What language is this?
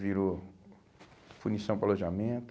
Portuguese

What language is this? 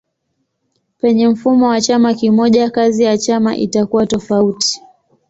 Swahili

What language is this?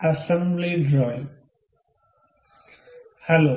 Malayalam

